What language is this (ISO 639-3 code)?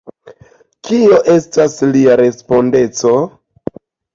epo